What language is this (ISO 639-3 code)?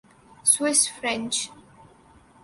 urd